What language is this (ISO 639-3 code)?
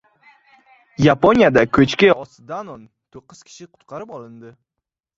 uzb